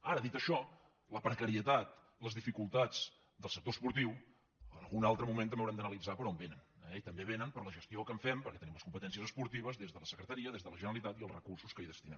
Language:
Catalan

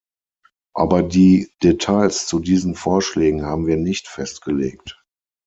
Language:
German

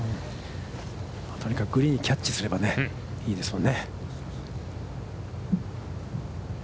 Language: Japanese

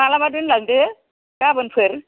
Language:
Bodo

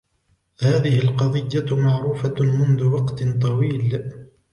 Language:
Arabic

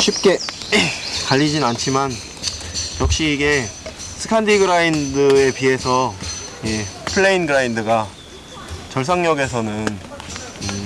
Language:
Korean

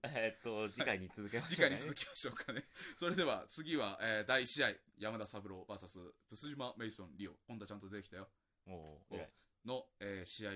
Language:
Japanese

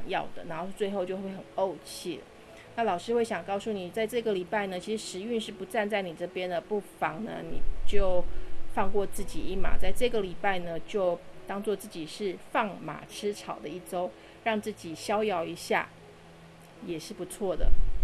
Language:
Chinese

